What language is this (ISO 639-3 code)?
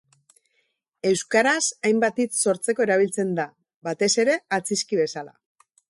eus